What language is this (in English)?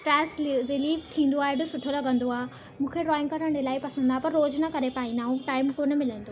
Sindhi